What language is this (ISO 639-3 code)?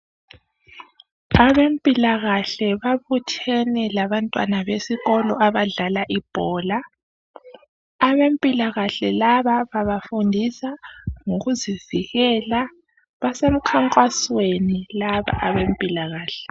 nde